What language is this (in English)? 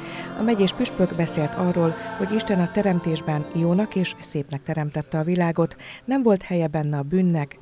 Hungarian